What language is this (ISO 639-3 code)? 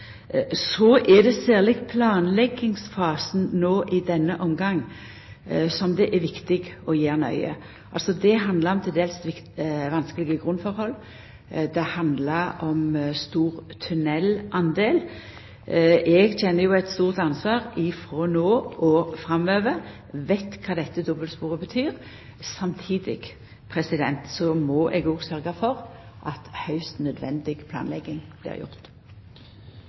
nno